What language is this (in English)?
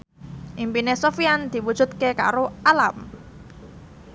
Javanese